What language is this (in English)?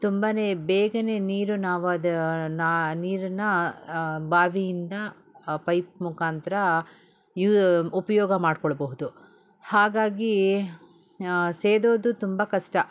Kannada